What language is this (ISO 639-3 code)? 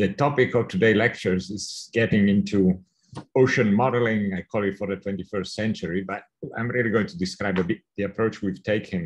eng